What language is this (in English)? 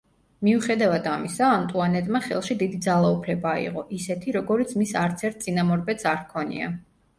Georgian